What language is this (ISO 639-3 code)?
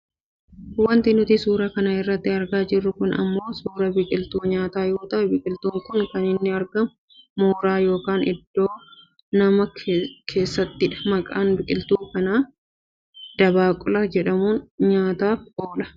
orm